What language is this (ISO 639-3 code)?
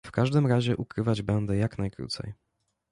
pol